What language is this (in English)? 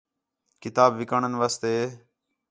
Khetrani